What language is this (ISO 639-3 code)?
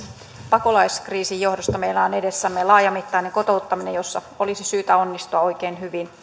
fin